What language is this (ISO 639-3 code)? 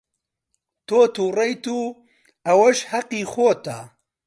ckb